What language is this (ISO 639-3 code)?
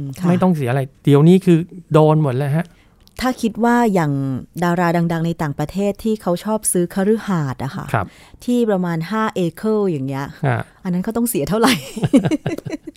tha